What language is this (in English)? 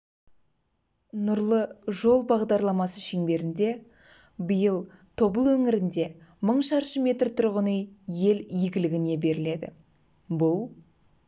Kazakh